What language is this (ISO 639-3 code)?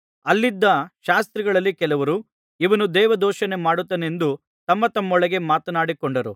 kan